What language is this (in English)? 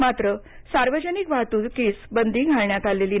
Marathi